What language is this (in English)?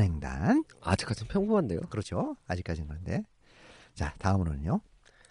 Korean